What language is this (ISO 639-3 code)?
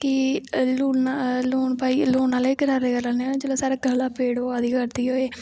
doi